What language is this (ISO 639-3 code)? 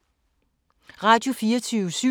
dan